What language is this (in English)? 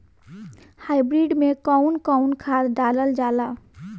Bhojpuri